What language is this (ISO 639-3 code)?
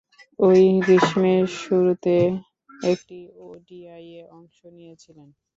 ben